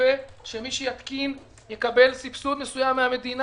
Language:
Hebrew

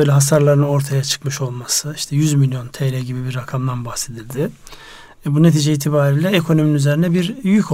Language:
Turkish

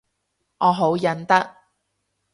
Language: Cantonese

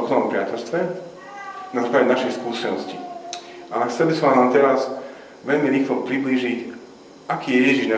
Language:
Slovak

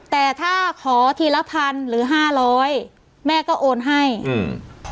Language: Thai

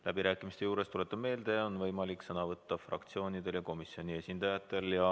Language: Estonian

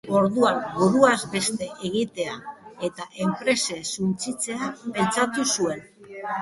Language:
Basque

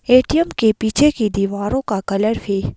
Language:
Hindi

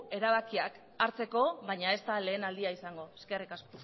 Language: Basque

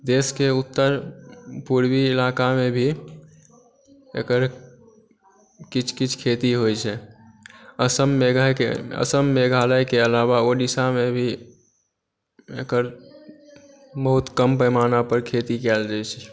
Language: Maithili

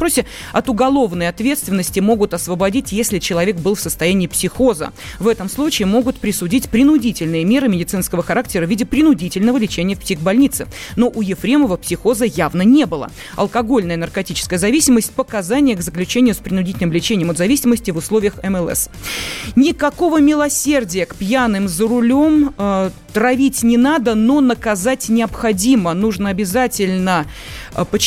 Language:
Russian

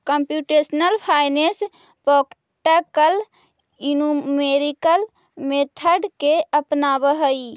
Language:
Magahi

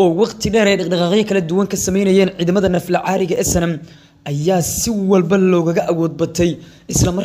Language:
Arabic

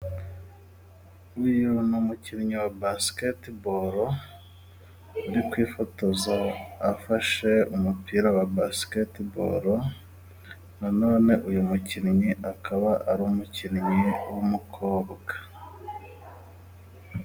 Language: Kinyarwanda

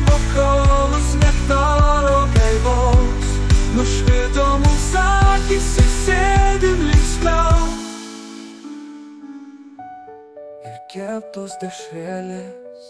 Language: Lithuanian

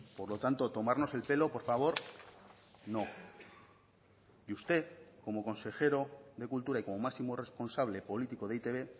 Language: Spanish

